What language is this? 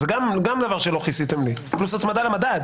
Hebrew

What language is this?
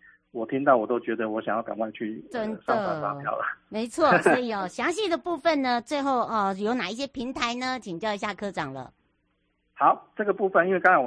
Chinese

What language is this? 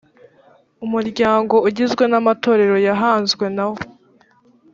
Kinyarwanda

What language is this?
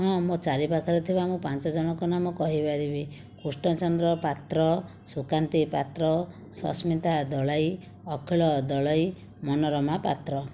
Odia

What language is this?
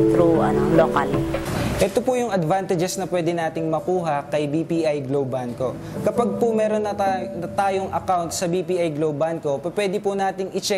Filipino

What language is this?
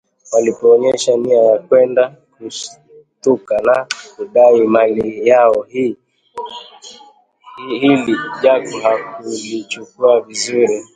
Swahili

